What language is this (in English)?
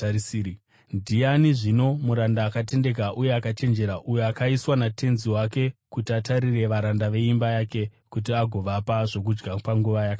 Shona